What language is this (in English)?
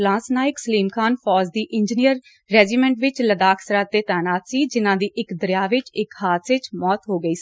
Punjabi